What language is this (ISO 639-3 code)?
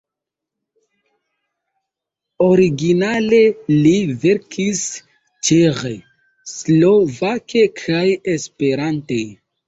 epo